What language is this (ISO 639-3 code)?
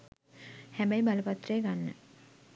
sin